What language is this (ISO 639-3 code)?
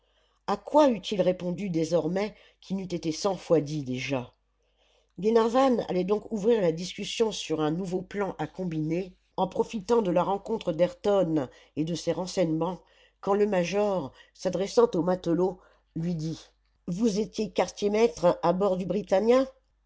fra